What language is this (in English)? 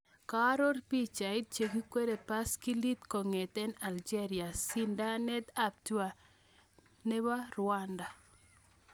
Kalenjin